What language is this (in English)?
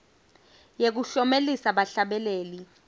Swati